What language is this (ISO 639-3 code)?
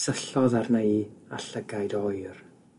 cym